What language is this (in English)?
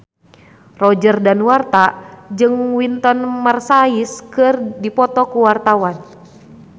Sundanese